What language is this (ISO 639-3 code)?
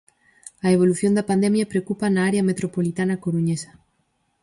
glg